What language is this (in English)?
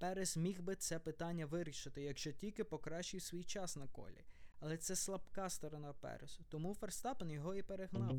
Ukrainian